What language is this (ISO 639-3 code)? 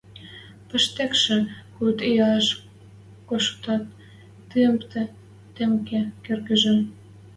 mrj